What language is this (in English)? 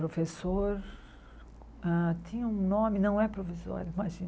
Portuguese